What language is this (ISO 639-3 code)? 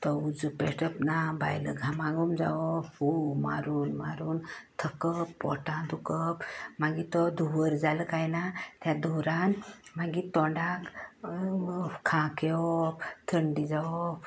kok